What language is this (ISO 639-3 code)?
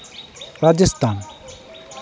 sat